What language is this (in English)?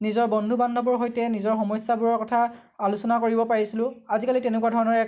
Assamese